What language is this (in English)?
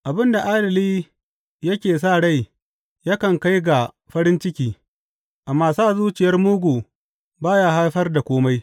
Hausa